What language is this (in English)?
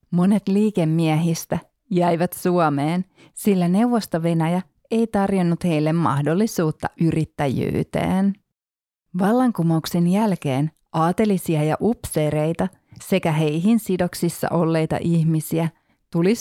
Finnish